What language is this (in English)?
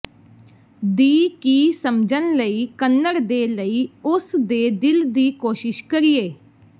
Punjabi